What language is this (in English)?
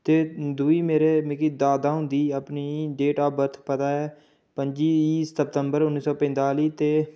Dogri